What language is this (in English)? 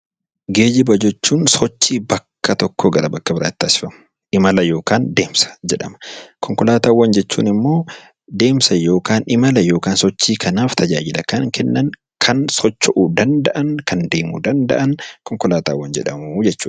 Oromo